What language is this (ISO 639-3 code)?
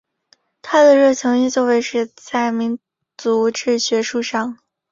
zho